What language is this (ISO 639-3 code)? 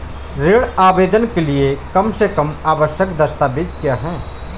hin